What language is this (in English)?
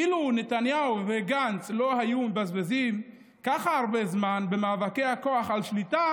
Hebrew